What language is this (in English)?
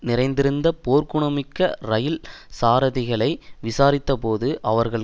Tamil